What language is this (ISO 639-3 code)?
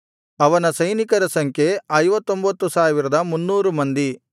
kan